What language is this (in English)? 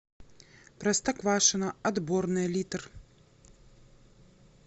Russian